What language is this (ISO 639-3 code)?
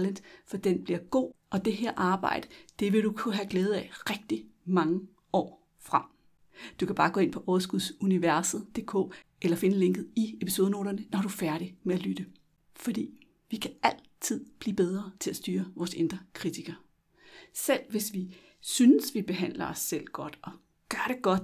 dan